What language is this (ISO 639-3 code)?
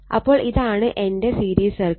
mal